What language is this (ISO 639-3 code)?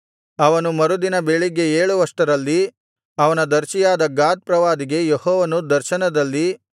kan